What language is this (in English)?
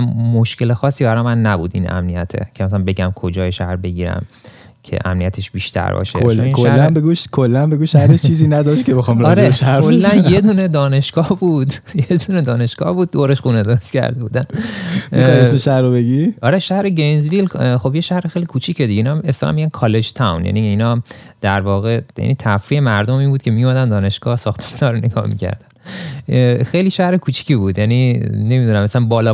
Persian